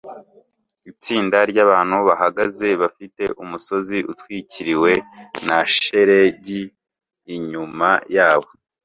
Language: Kinyarwanda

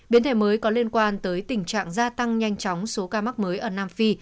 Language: Vietnamese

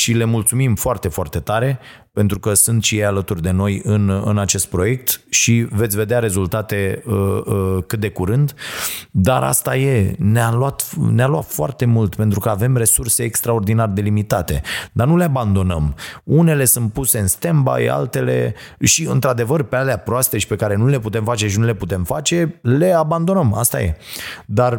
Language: Romanian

